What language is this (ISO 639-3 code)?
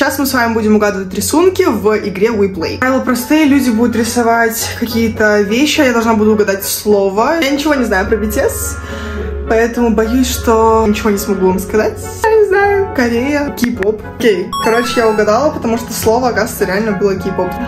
rus